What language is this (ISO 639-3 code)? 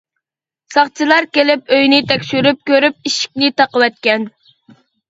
uig